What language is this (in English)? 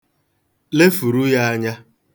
Igbo